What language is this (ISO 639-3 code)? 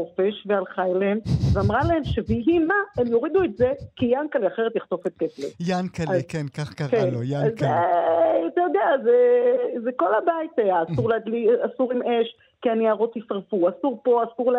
heb